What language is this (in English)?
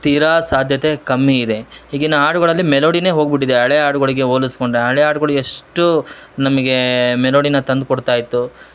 Kannada